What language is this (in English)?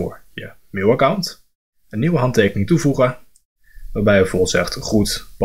Dutch